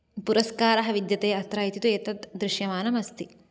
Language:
Sanskrit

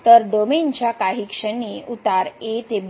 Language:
Marathi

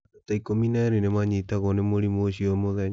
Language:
Kikuyu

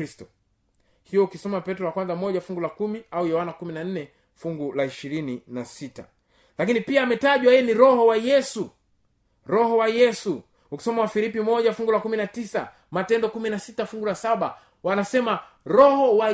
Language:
Swahili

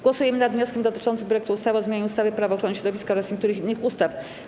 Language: Polish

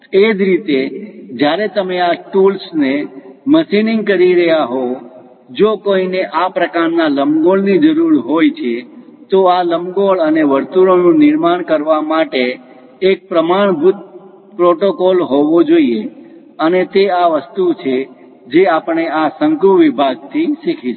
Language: Gujarati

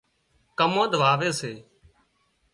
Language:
Wadiyara Koli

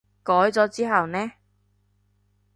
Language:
Cantonese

